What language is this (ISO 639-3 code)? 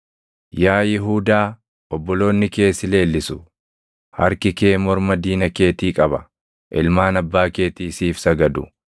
orm